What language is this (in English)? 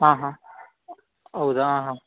Kannada